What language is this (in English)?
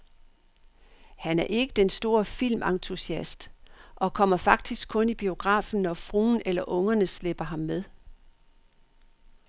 Danish